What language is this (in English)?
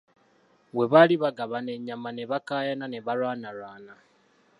Ganda